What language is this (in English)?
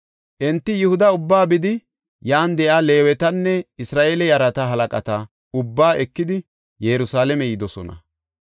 Gofa